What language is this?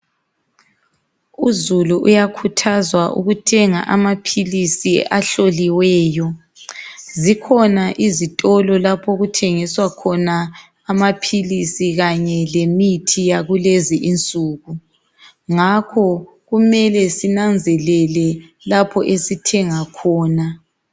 North Ndebele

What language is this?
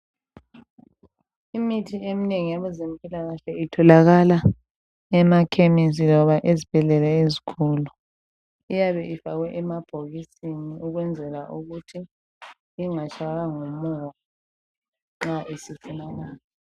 North Ndebele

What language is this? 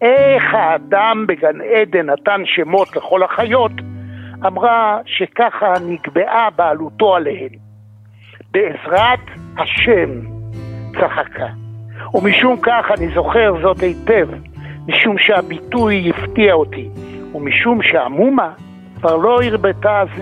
Hebrew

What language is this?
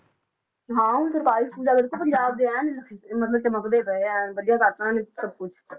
Punjabi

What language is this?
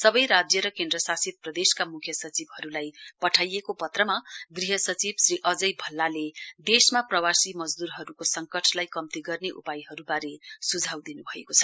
Nepali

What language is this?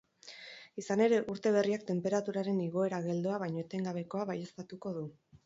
Basque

